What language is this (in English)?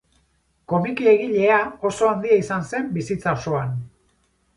Basque